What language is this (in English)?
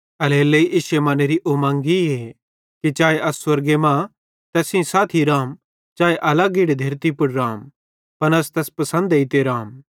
Bhadrawahi